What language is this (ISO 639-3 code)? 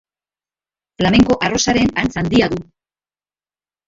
eus